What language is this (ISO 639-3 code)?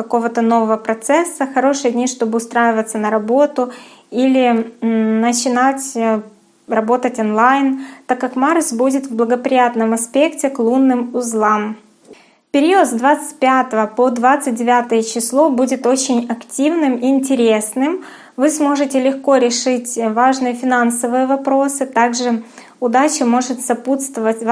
rus